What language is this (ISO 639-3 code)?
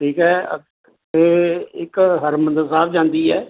pan